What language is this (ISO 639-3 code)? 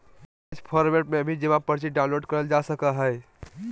mag